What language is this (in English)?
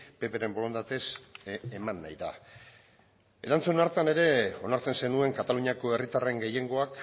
Basque